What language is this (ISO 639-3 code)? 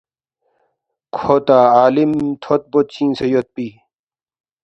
bft